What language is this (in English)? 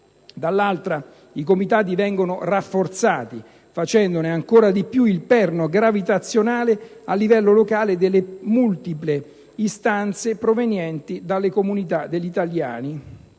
Italian